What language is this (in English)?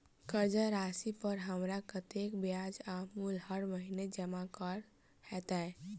Maithili